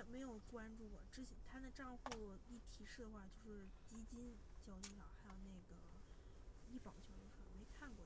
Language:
Chinese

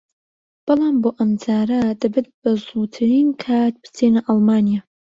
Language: Central Kurdish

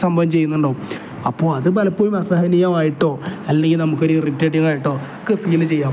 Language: Malayalam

